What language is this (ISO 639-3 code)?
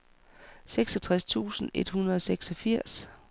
dan